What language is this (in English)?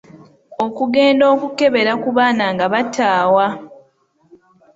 Ganda